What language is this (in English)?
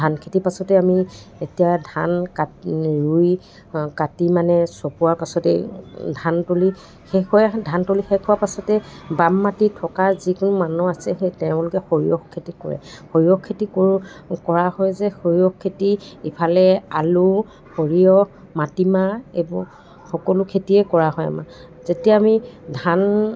Assamese